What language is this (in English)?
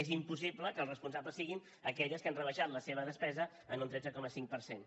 Catalan